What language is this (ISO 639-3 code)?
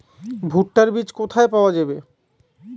ben